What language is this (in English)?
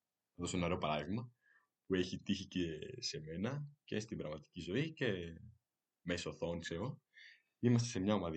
Greek